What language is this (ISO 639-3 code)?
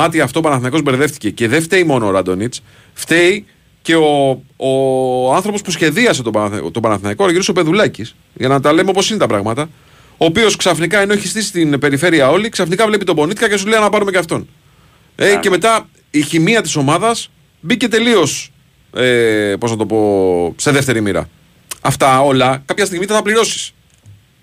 ell